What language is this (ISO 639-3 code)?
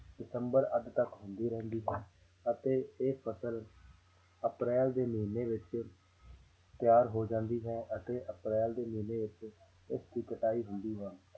pan